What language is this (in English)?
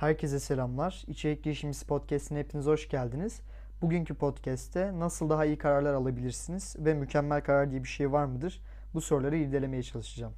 Turkish